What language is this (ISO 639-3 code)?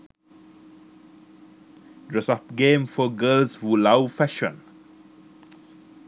sin